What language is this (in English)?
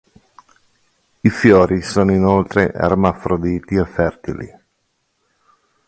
Italian